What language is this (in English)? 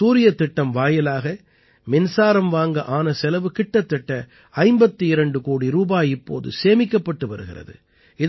Tamil